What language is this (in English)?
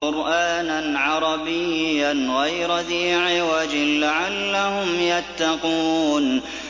Arabic